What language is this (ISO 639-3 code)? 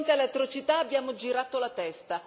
ita